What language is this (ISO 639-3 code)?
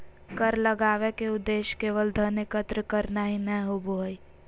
mag